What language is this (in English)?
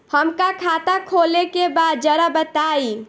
Bhojpuri